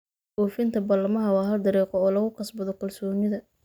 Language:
Somali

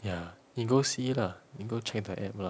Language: English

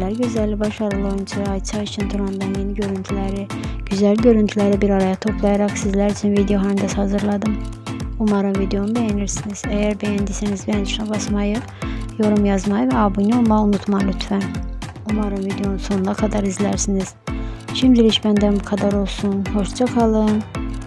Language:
Turkish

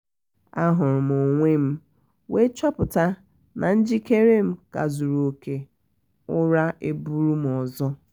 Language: Igbo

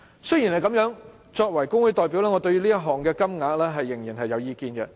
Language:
Cantonese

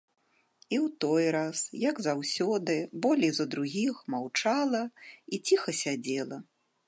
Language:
Belarusian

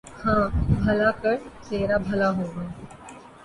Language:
Urdu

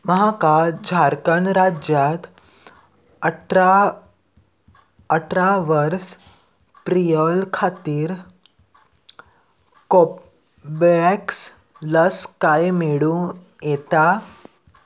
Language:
Konkani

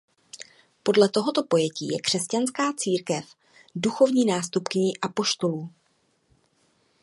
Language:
Czech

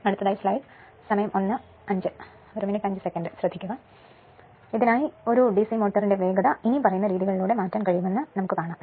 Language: Malayalam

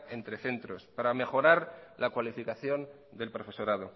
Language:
Spanish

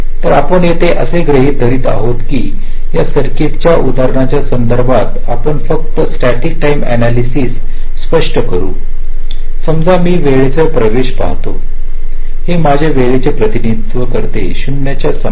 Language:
Marathi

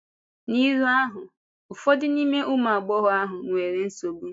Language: Igbo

